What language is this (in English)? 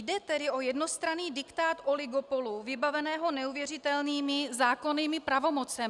Czech